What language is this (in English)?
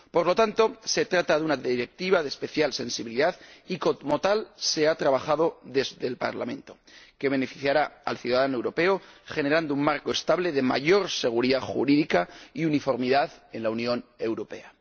Spanish